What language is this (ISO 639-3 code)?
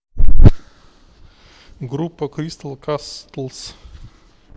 rus